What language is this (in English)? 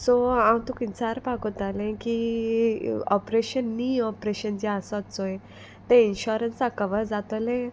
Konkani